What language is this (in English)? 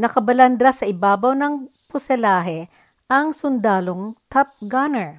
Filipino